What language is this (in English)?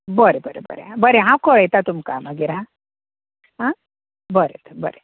Konkani